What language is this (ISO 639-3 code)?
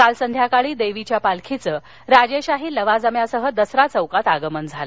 mar